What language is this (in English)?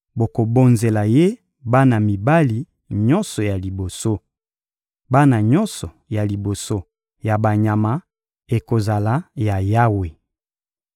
Lingala